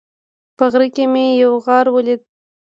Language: Pashto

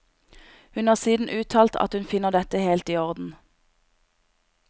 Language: Norwegian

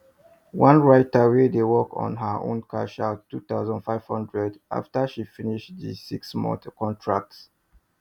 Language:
Nigerian Pidgin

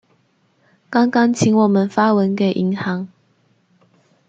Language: Chinese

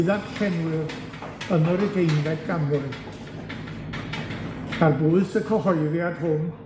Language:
Welsh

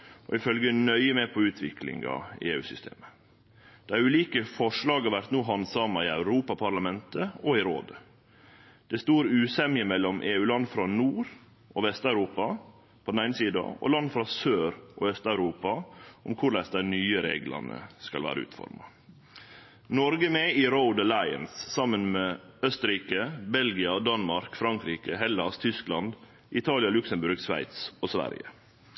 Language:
Norwegian Nynorsk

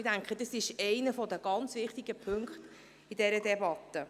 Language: Swiss German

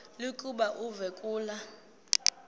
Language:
Xhosa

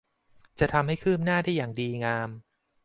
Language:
Thai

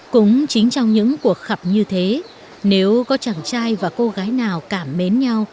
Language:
Vietnamese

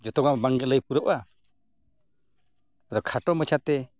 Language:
Santali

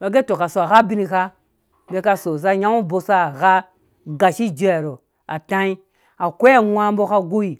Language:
Dũya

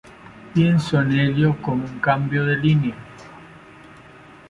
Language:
Spanish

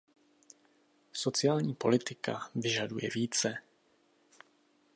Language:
Czech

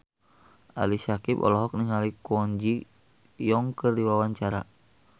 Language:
Sundanese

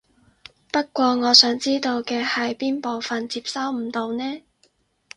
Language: Cantonese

